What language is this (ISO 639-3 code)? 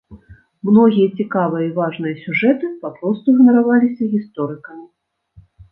bel